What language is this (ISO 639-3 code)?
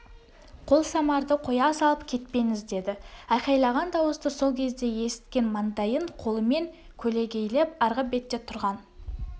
kaz